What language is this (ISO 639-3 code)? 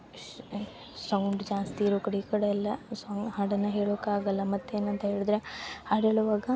kan